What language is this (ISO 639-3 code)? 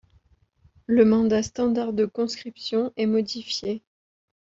fra